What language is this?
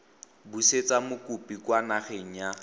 Tswana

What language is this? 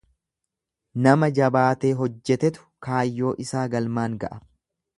Oromo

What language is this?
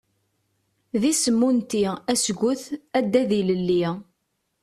Kabyle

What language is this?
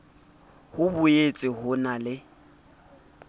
Southern Sotho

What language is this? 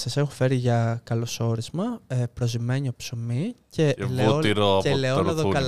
Greek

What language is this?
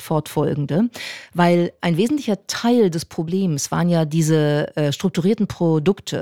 German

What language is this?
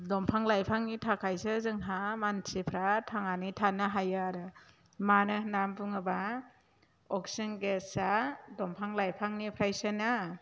Bodo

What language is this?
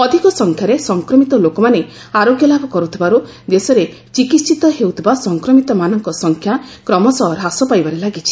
Odia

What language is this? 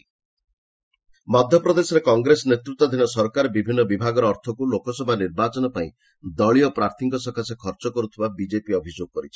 Odia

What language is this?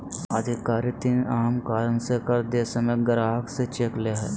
Magahi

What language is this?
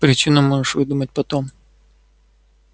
Russian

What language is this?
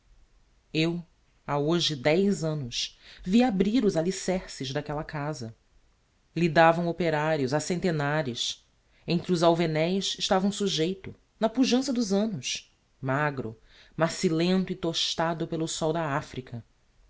Portuguese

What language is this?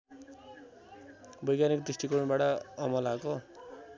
Nepali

